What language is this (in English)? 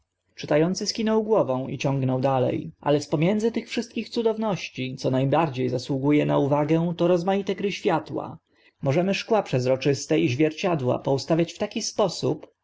Polish